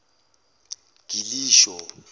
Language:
Zulu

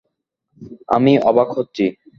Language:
Bangla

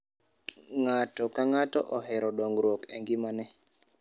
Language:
Luo (Kenya and Tanzania)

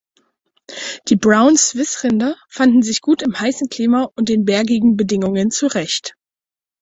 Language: German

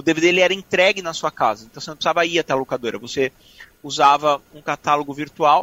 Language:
Portuguese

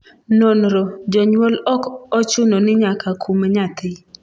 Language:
Luo (Kenya and Tanzania)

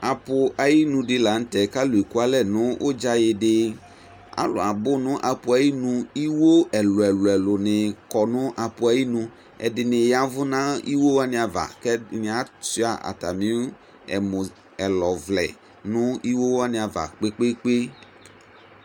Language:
Ikposo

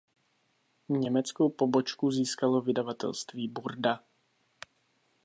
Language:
Czech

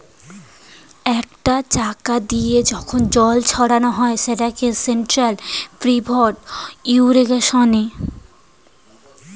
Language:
Bangla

